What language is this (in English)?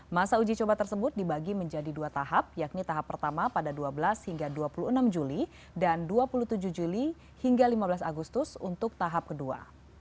Indonesian